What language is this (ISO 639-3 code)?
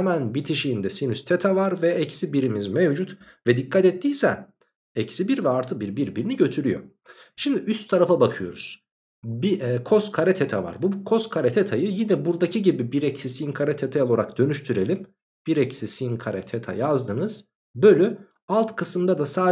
tur